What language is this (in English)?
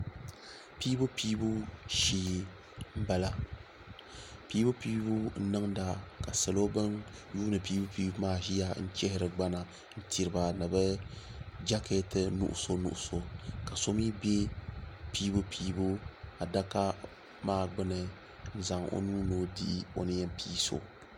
Dagbani